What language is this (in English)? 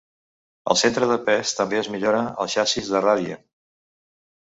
Catalan